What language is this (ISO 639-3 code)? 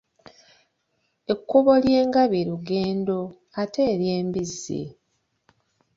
lug